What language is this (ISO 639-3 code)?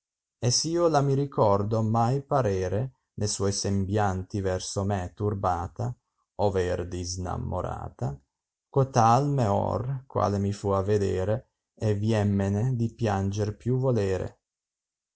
ita